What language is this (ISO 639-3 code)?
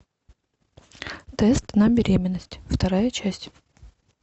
rus